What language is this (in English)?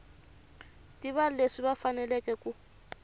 Tsonga